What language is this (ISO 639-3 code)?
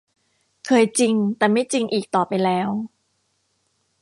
tha